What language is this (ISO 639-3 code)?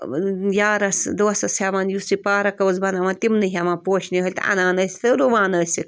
kas